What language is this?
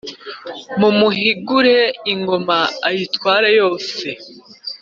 Kinyarwanda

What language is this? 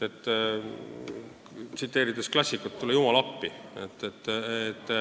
Estonian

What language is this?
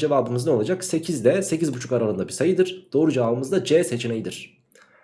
Turkish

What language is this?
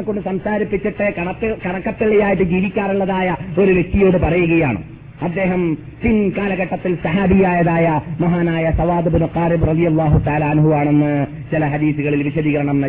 Malayalam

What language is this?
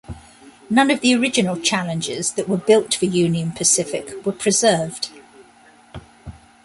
English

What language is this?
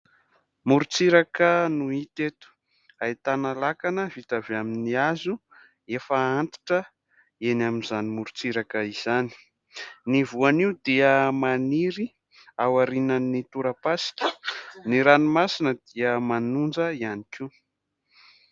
Malagasy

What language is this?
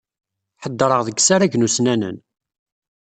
Kabyle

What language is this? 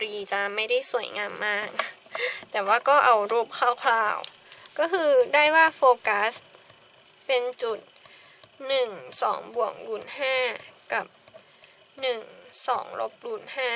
Thai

